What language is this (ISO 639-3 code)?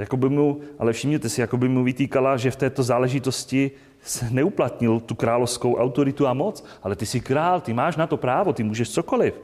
ces